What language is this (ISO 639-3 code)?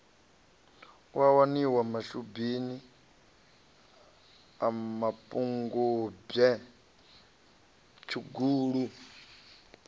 ven